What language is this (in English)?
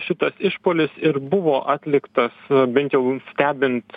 Lithuanian